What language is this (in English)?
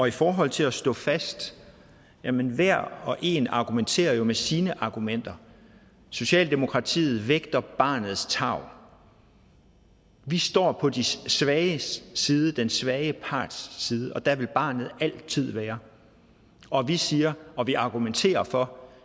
Danish